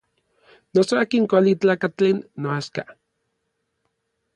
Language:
Orizaba Nahuatl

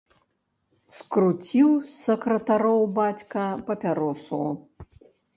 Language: Belarusian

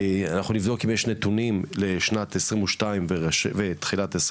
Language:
Hebrew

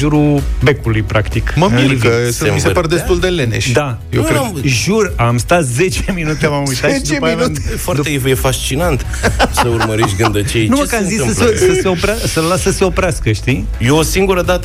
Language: Romanian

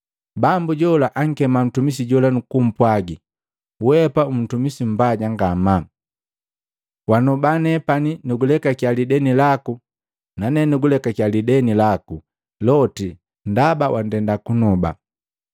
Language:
Matengo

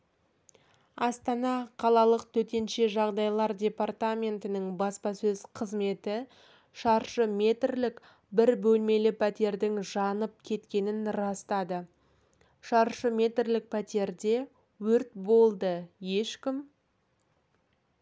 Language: Kazakh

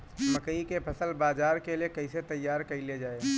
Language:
Bhojpuri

